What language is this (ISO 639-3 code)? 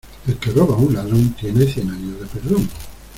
spa